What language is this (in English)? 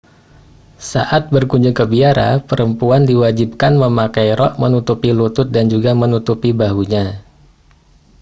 Indonesian